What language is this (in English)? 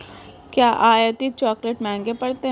Hindi